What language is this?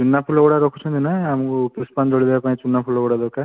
Odia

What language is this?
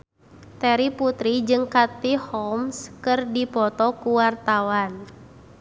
Sundanese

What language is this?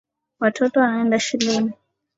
Swahili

